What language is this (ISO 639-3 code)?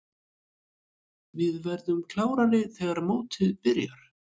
isl